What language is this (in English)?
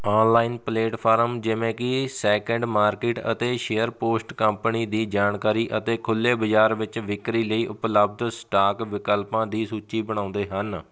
Punjabi